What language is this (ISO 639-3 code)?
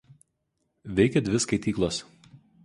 lit